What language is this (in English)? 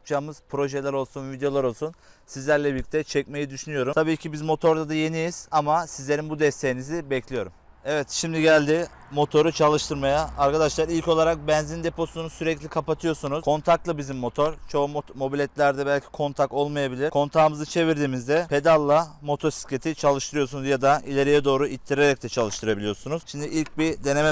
Turkish